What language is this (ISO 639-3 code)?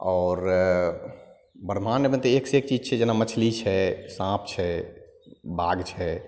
mai